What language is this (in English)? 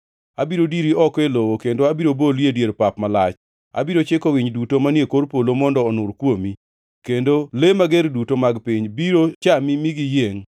Luo (Kenya and Tanzania)